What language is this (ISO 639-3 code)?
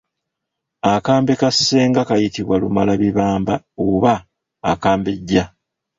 lug